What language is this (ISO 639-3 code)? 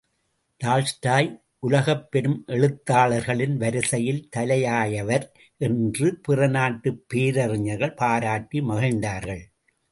tam